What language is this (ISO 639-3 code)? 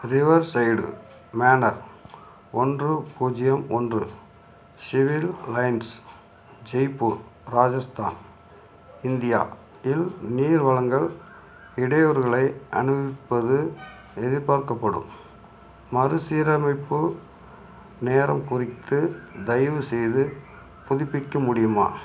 tam